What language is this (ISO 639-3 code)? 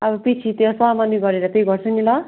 nep